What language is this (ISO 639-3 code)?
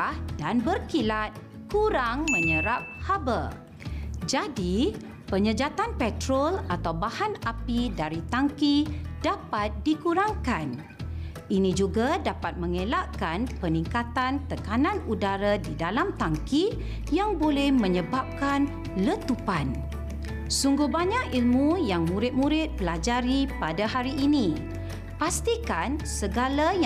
msa